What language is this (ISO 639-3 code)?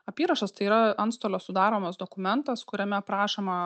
lit